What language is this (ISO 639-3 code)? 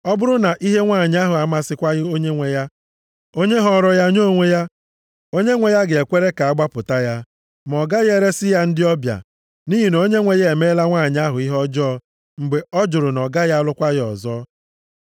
ibo